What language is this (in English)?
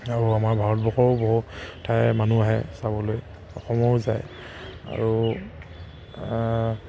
Assamese